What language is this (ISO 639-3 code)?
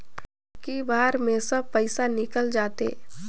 hne